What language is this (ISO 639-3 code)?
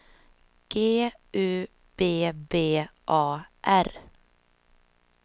swe